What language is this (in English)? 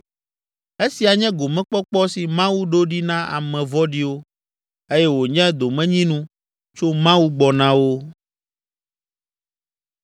Ewe